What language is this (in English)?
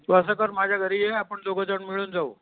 Marathi